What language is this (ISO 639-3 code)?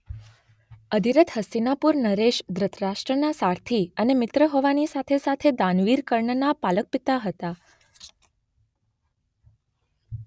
guj